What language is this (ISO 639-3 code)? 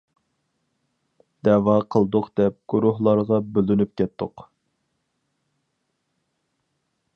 uig